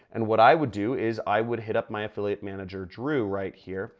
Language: English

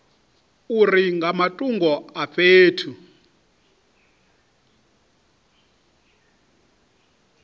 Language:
Venda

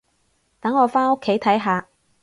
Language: Cantonese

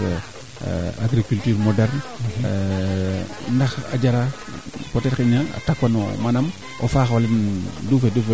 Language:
Serer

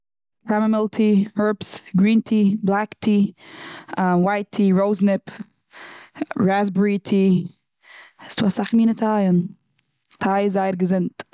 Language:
Yiddish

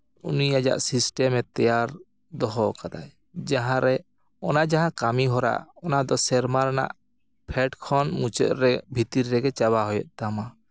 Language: Santali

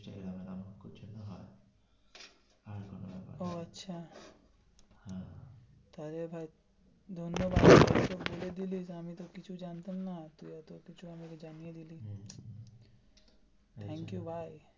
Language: Bangla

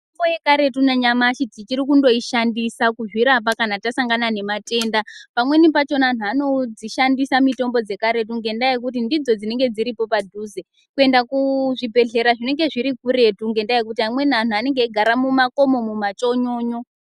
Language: Ndau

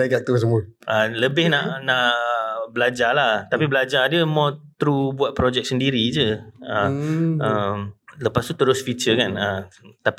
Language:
Malay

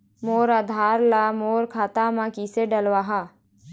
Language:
Chhattisgarhi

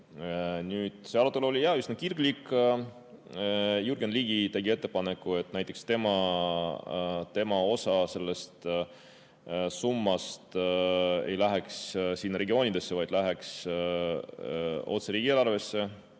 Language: Estonian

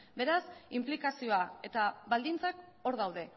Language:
Basque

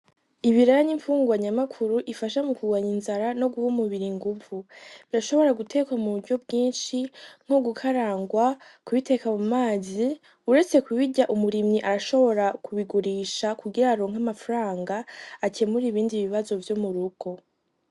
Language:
Rundi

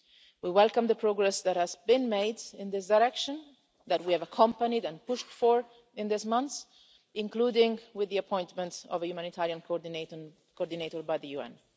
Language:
English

